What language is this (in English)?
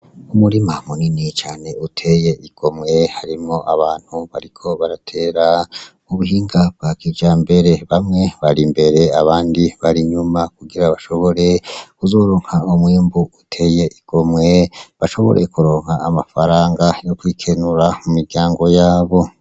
Rundi